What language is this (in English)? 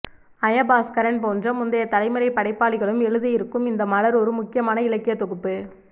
Tamil